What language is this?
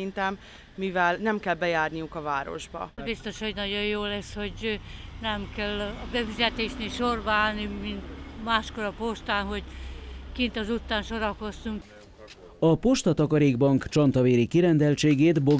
Hungarian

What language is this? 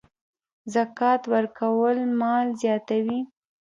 Pashto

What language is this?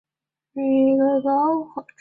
Chinese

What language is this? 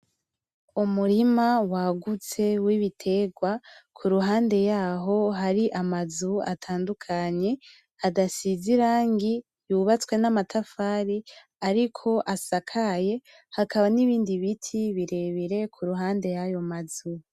Rundi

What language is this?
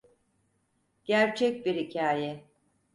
Turkish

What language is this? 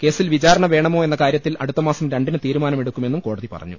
Malayalam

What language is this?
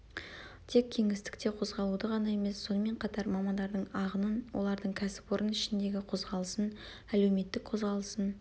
Kazakh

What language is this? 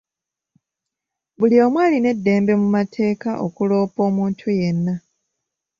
Ganda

